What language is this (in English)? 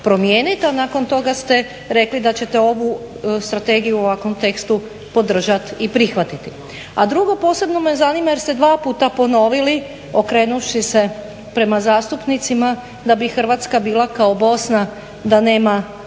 Croatian